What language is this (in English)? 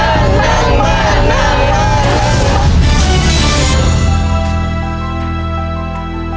Thai